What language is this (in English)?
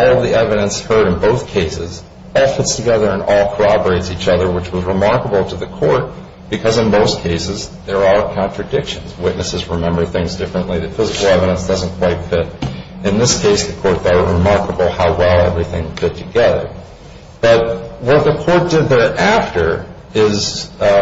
English